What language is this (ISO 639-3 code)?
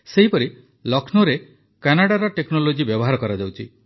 ori